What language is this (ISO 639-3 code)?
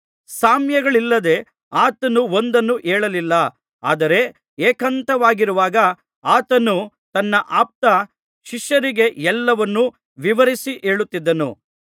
kan